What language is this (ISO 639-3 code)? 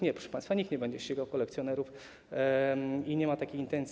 pol